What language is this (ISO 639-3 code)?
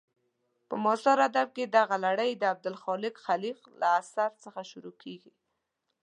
pus